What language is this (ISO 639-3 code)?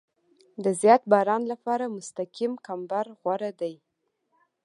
pus